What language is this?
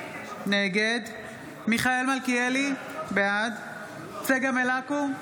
Hebrew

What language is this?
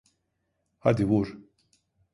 Turkish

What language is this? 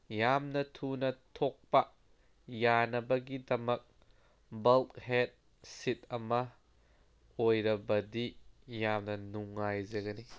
Manipuri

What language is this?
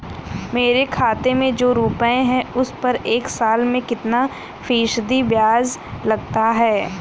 Hindi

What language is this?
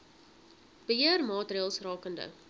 Afrikaans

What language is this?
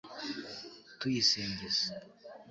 Kinyarwanda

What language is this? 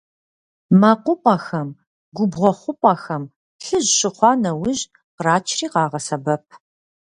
Kabardian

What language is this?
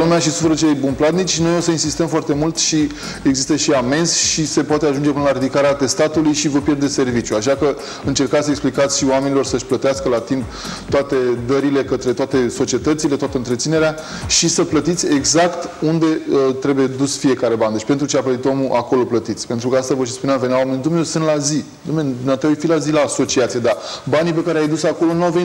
Romanian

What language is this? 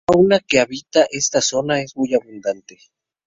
Spanish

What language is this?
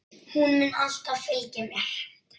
Icelandic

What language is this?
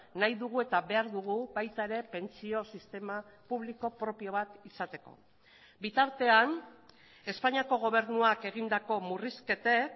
Basque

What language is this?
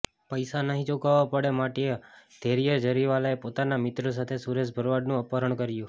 Gujarati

